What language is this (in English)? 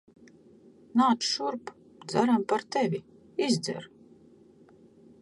Latvian